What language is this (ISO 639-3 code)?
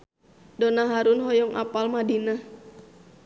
sun